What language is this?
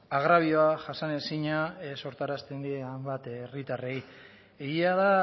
Basque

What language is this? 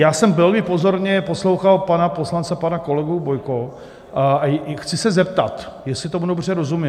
Czech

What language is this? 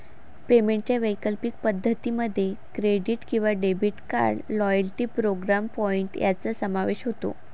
Marathi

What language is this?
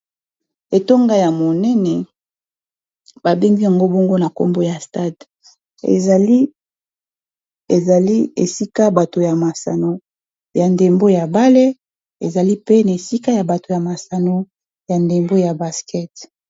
Lingala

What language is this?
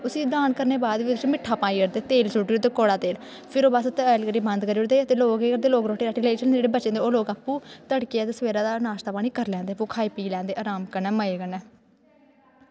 Dogri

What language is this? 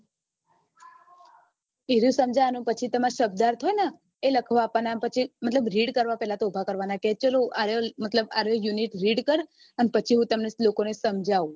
Gujarati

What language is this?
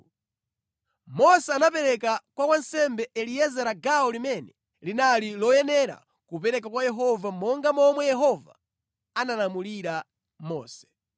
Nyanja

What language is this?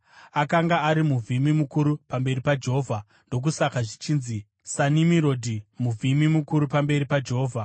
Shona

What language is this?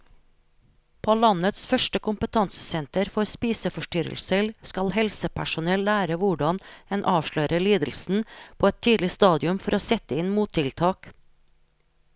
Norwegian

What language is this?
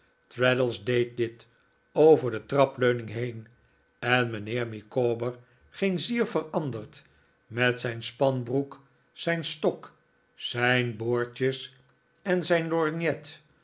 Dutch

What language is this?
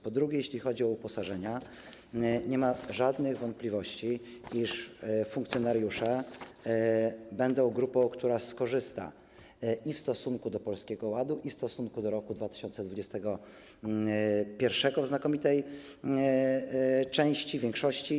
Polish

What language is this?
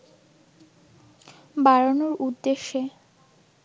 Bangla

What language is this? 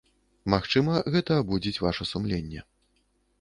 Belarusian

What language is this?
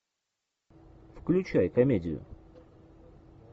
Russian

